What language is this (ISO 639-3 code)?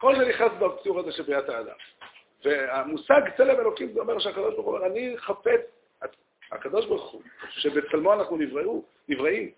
heb